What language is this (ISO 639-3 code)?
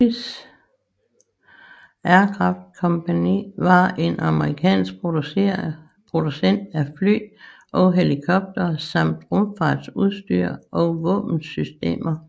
dan